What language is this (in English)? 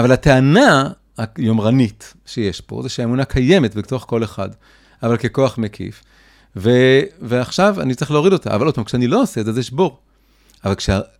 Hebrew